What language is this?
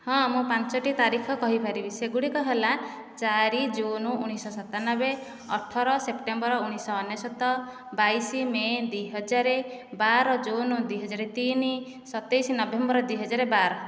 Odia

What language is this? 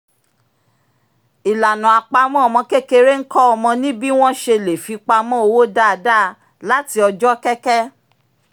Yoruba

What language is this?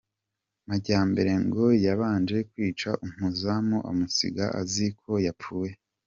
Kinyarwanda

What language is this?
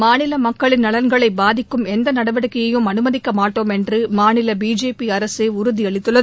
Tamil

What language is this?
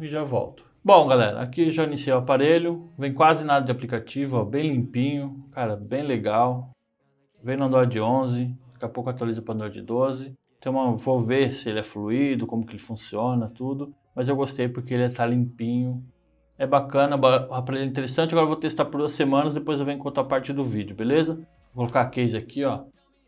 Portuguese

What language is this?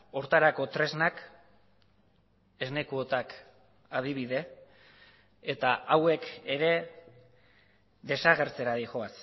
Basque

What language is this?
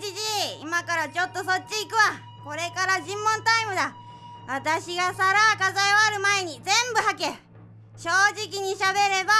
Japanese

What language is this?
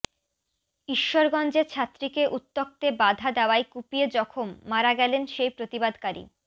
Bangla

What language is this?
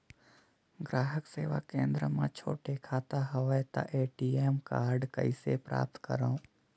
Chhattisgarhi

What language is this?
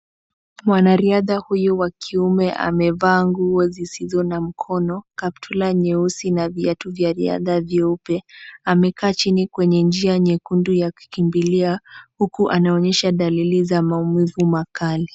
Swahili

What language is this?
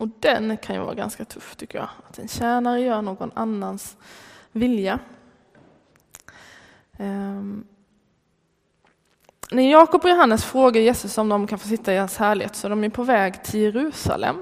Swedish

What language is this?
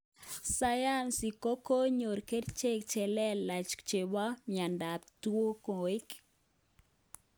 Kalenjin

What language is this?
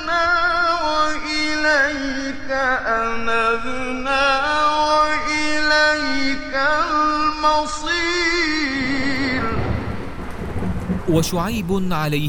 Arabic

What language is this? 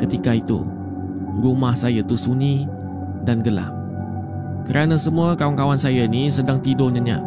Malay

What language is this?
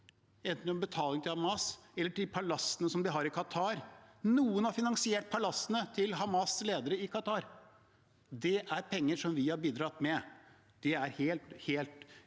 Norwegian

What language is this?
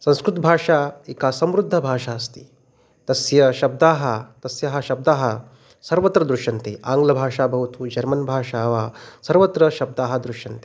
Sanskrit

